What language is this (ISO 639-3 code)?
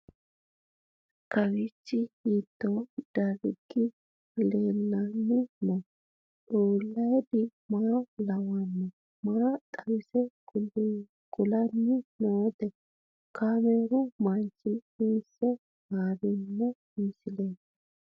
sid